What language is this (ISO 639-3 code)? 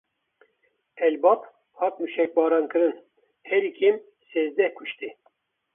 kur